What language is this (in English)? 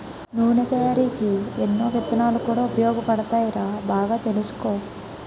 Telugu